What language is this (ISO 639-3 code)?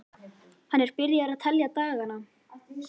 isl